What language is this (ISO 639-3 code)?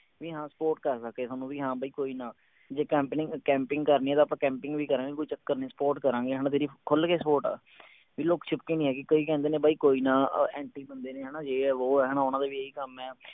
pan